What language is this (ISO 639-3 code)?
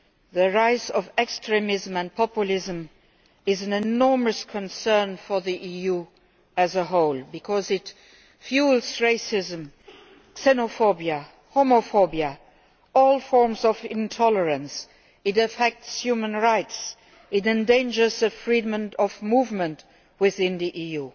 eng